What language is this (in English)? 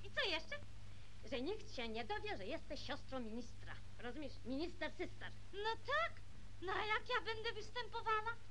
Polish